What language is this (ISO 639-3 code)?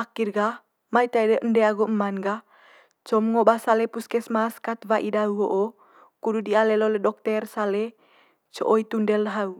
mqy